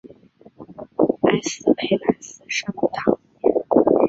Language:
Chinese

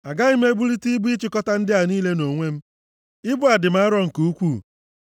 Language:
Igbo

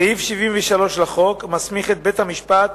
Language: Hebrew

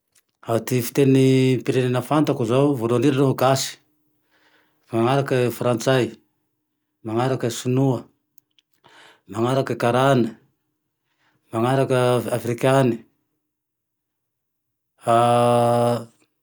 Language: Tandroy-Mahafaly Malagasy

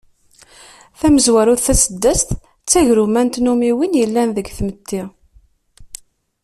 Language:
Kabyle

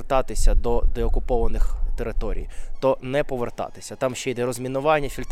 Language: Ukrainian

